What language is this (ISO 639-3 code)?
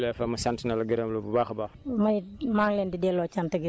wol